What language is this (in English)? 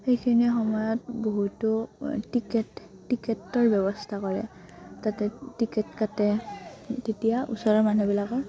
Assamese